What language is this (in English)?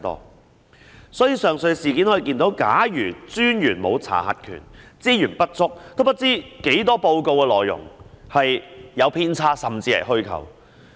Cantonese